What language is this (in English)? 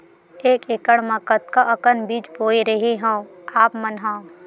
Chhattisgarhi